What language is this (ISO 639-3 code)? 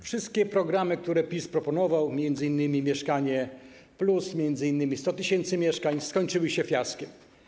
pol